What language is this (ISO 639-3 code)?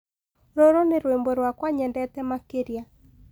kik